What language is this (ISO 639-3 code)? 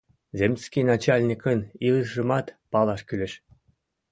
chm